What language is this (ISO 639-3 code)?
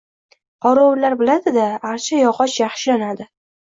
uzb